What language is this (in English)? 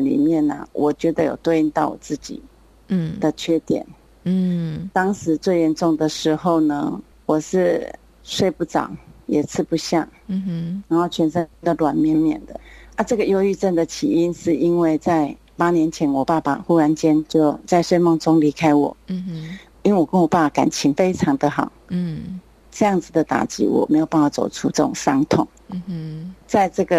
Chinese